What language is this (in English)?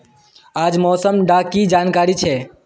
Magahi